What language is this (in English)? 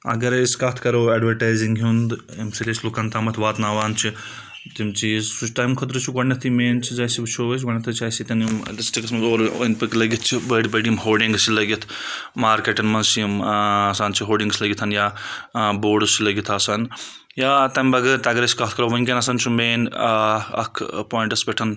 Kashmiri